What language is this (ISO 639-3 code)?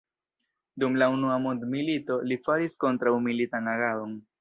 epo